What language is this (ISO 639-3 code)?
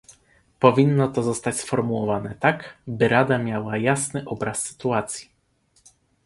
pol